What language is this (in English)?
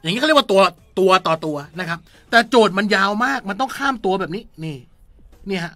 Thai